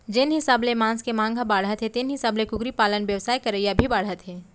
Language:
Chhattisgarhi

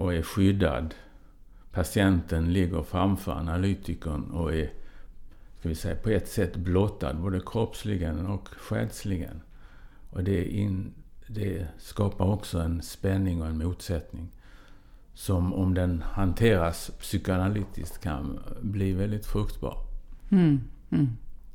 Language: Swedish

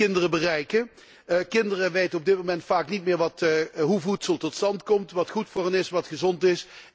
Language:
Dutch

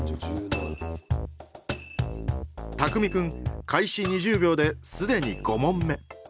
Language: Japanese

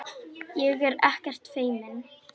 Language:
Icelandic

